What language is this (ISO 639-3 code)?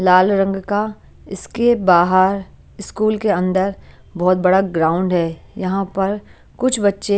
hin